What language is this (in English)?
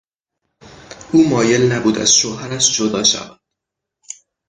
Persian